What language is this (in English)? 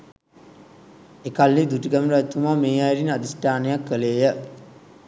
Sinhala